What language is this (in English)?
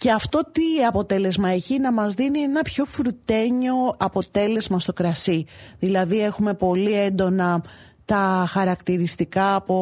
Greek